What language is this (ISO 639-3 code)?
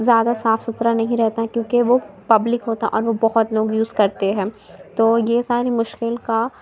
urd